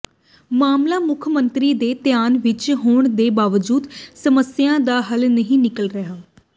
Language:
Punjabi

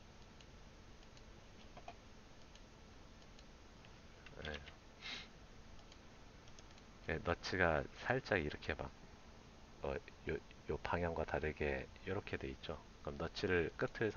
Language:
Korean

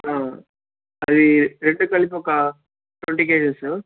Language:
Telugu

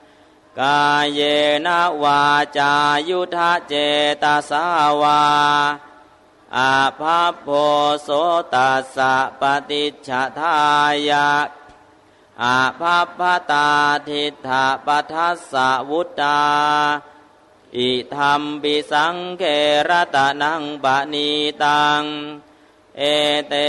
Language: Thai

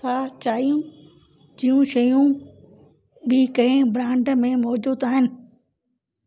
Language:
Sindhi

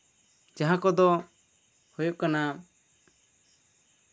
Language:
Santali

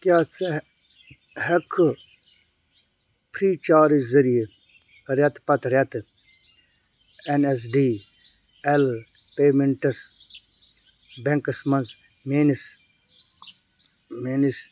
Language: Kashmiri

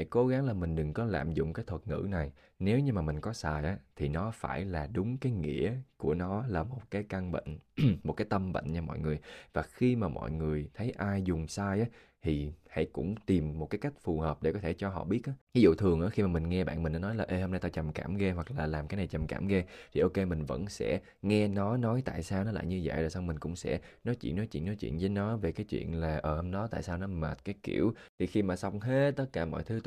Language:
Vietnamese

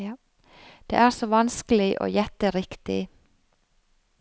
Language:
Norwegian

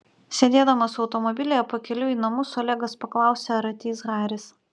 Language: Lithuanian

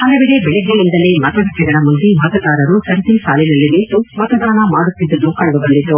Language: Kannada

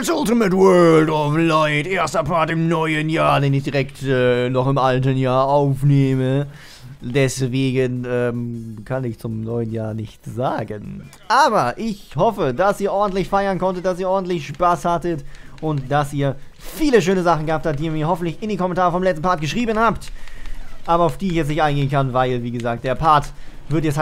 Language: German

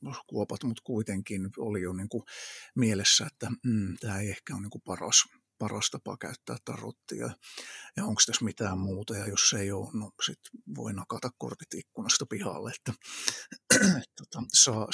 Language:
Finnish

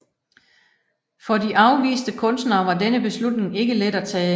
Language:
Danish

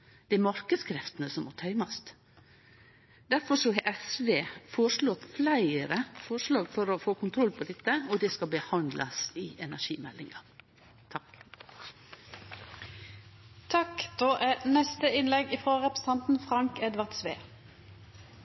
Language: Norwegian Nynorsk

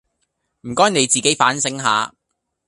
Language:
Cantonese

